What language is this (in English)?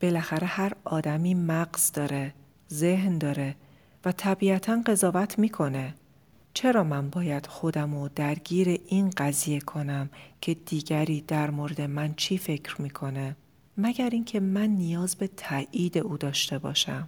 Persian